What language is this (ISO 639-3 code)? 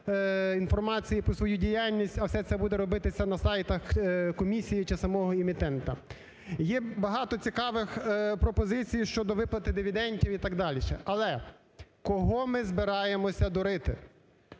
ukr